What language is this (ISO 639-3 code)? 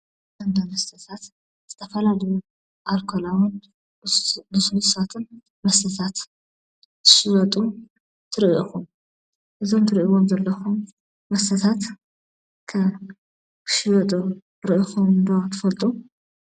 tir